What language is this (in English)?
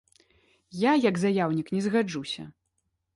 Belarusian